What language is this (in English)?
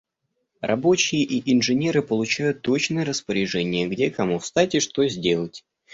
Russian